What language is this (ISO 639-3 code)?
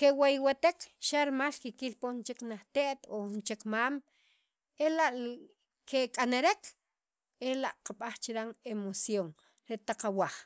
quv